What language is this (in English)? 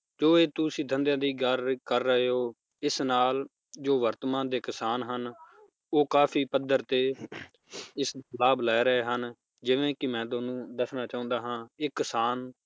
Punjabi